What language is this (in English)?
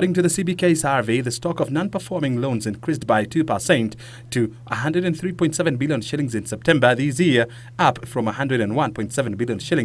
English